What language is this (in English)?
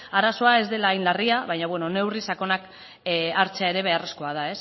Basque